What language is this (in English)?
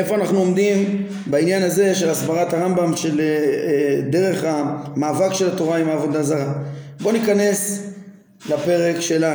Hebrew